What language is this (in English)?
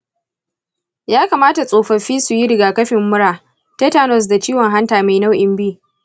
Hausa